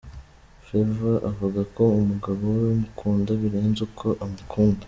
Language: Kinyarwanda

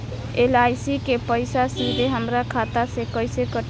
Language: Bhojpuri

